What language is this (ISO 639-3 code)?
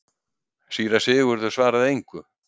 isl